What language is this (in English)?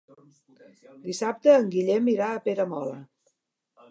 Catalan